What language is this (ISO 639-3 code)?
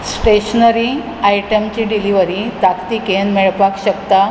kok